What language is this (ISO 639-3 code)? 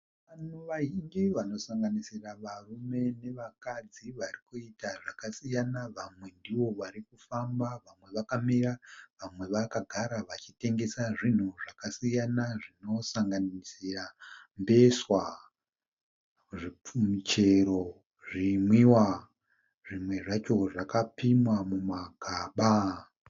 sna